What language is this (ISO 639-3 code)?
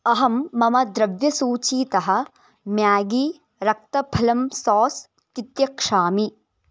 san